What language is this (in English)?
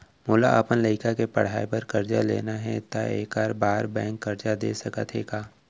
Chhattisgarhi